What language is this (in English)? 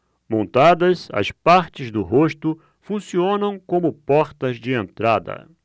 Portuguese